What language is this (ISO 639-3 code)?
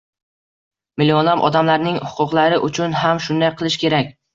uzb